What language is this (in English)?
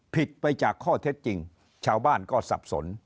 Thai